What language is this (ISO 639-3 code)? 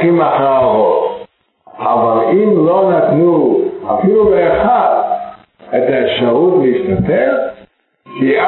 heb